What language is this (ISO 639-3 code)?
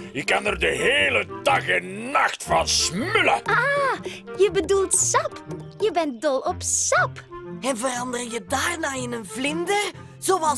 nld